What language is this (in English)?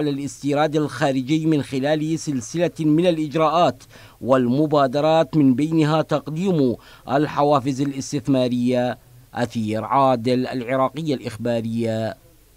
Arabic